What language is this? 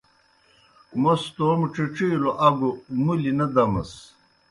Kohistani Shina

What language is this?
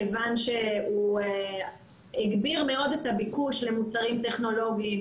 Hebrew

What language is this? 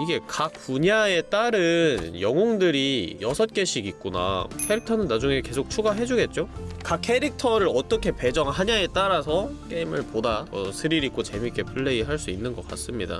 Korean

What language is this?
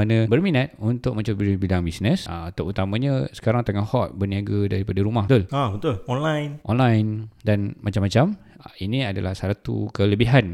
Malay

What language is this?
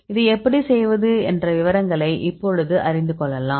Tamil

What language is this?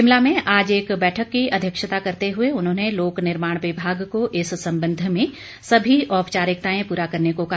Hindi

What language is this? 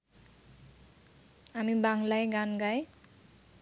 Bangla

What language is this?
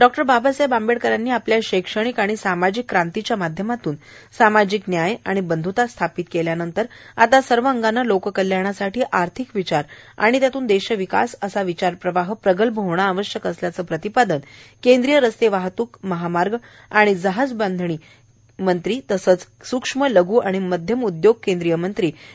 Marathi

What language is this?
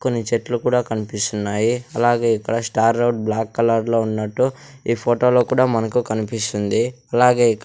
Telugu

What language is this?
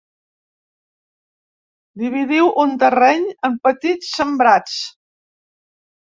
Catalan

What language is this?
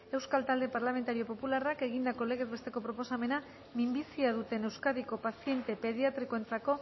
Basque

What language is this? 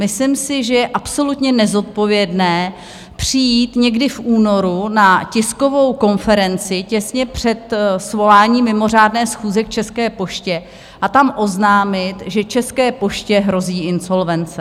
Czech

